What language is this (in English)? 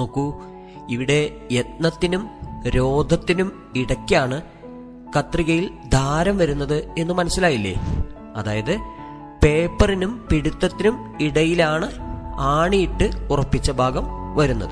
Malayalam